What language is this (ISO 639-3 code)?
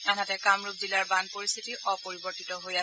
asm